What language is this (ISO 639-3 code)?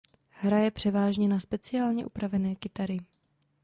ces